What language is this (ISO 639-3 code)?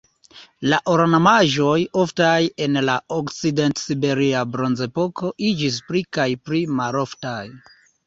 epo